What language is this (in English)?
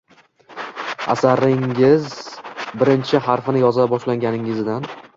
Uzbek